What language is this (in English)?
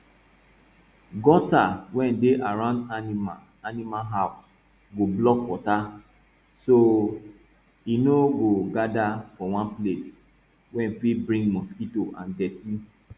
Nigerian Pidgin